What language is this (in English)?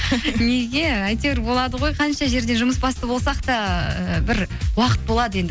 Kazakh